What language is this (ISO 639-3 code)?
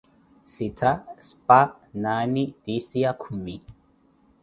eko